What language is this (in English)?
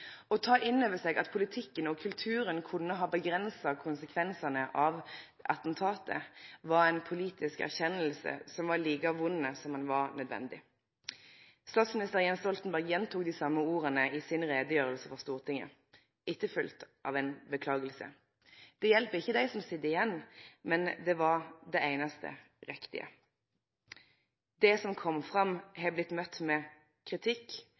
Norwegian Nynorsk